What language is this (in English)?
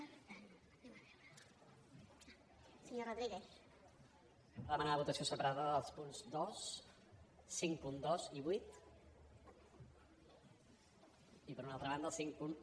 Catalan